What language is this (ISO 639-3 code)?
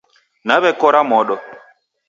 dav